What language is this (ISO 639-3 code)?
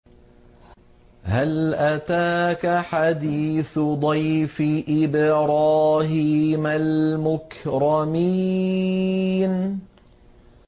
ara